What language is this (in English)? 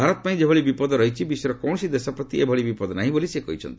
Odia